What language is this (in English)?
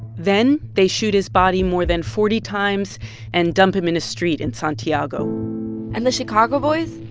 English